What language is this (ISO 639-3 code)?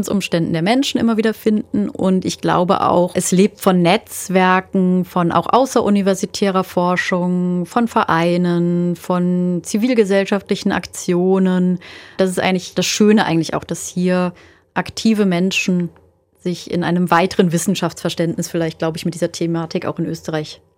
deu